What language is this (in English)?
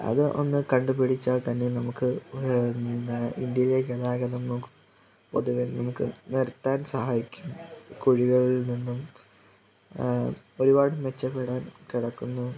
Malayalam